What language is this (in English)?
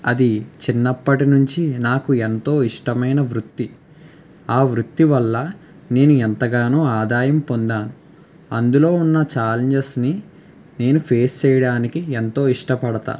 Telugu